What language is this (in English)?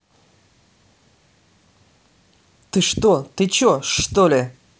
Russian